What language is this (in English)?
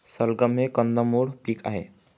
Marathi